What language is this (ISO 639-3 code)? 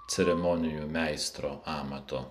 lit